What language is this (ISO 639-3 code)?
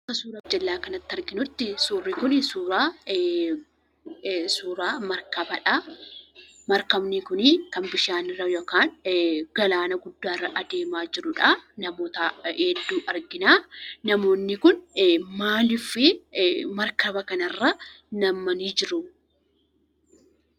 orm